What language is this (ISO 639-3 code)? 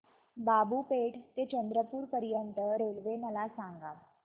mar